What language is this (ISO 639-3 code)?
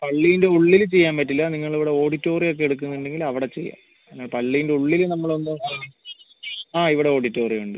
mal